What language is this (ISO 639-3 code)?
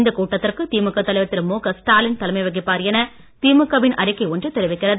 tam